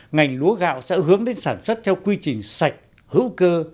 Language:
Vietnamese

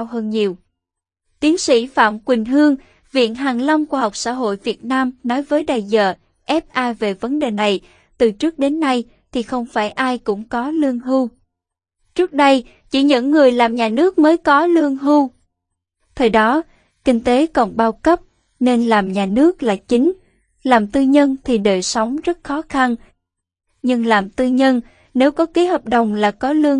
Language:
Vietnamese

